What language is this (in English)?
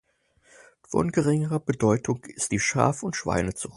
German